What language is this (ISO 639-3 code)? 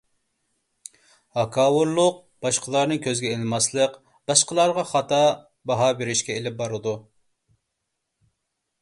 uig